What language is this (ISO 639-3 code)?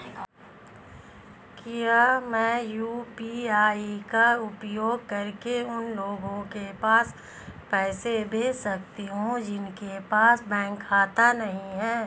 hin